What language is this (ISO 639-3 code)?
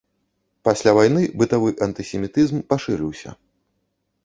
bel